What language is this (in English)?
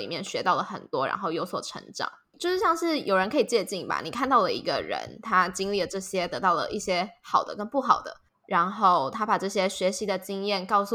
Chinese